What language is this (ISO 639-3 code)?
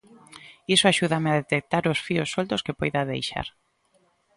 glg